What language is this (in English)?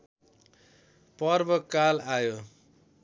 Nepali